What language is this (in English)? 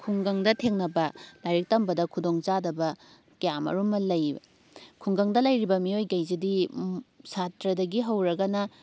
Manipuri